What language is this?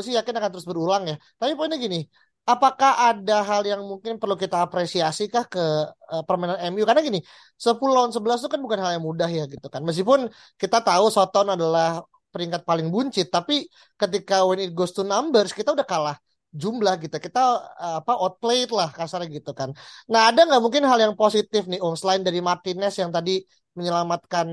Indonesian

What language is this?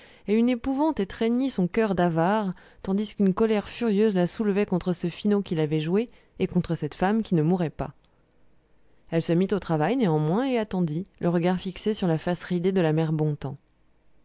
French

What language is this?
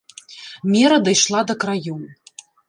Belarusian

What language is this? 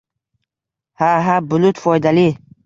Uzbek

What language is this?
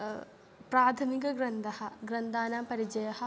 Sanskrit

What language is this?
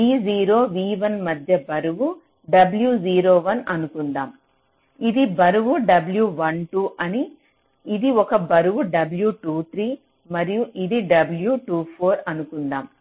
Telugu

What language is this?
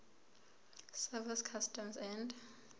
Zulu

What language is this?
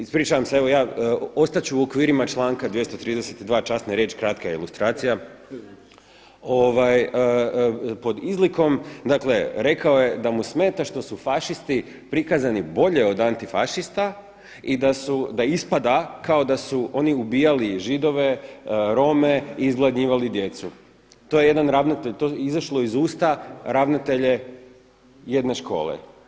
Croatian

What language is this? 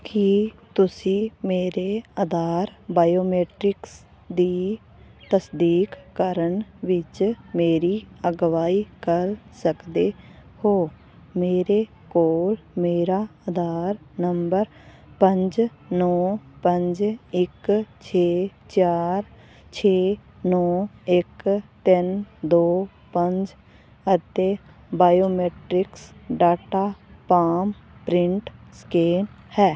Punjabi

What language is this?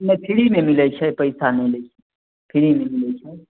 Maithili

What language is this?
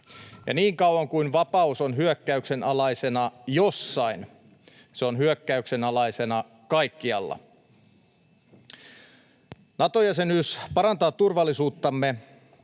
Finnish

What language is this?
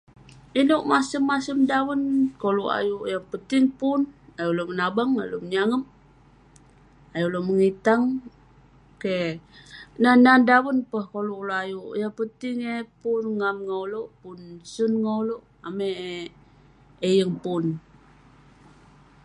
Western Penan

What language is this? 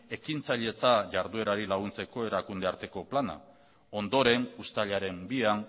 Basque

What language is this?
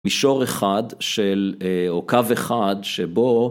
Hebrew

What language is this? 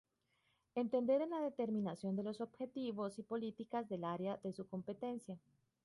Spanish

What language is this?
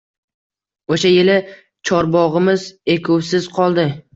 Uzbek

